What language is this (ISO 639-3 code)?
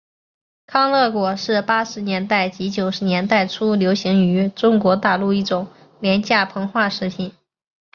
zho